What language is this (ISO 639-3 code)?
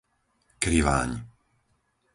slk